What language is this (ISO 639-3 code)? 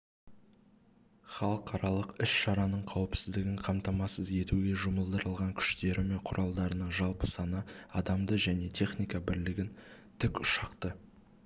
kaz